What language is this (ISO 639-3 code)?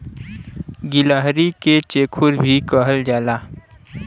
bho